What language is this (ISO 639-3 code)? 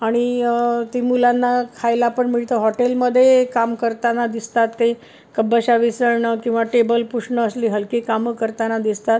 mar